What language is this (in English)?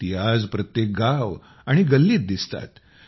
Marathi